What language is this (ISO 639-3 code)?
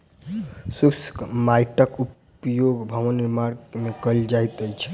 mai